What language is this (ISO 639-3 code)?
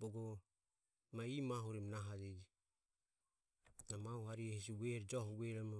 aom